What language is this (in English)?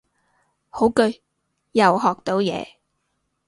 Cantonese